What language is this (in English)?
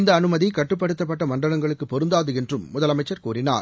Tamil